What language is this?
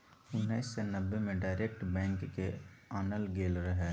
Maithili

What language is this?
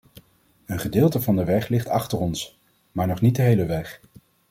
Dutch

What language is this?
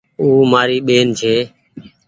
Goaria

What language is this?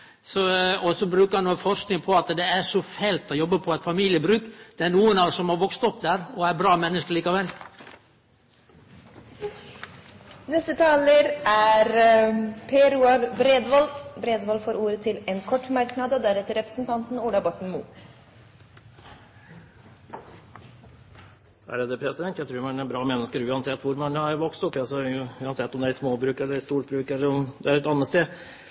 Norwegian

